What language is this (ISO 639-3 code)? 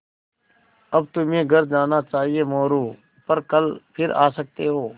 hin